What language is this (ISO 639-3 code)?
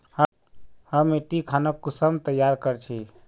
mag